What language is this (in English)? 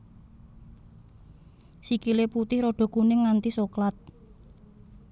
Javanese